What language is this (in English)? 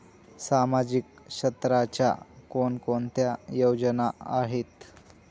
Marathi